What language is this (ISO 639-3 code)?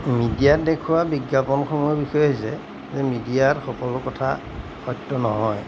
asm